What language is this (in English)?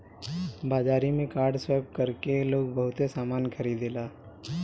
Bhojpuri